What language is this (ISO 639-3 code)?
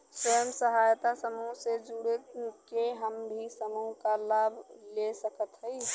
bho